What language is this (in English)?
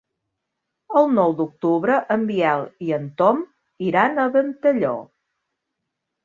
Catalan